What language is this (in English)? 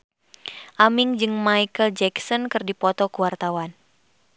Sundanese